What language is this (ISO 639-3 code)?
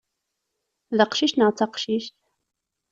kab